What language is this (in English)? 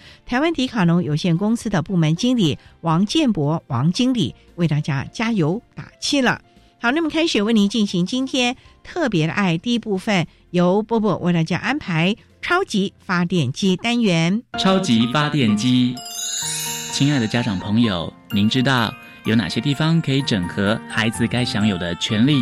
Chinese